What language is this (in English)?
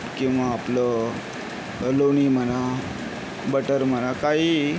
Marathi